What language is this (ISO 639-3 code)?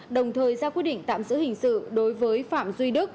vie